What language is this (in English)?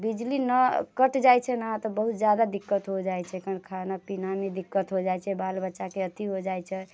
Maithili